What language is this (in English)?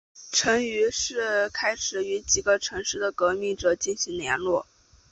Chinese